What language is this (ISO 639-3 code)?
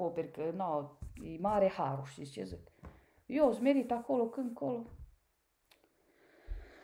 ron